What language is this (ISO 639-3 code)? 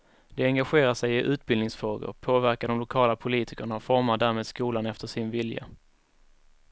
swe